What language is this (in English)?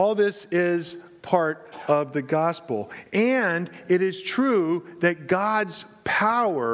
English